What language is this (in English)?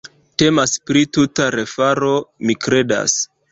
Esperanto